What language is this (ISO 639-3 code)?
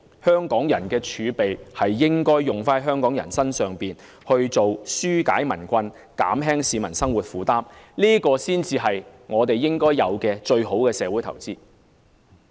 yue